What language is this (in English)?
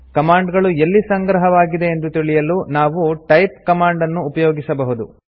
Kannada